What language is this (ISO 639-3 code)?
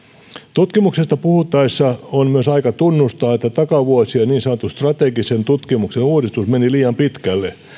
fin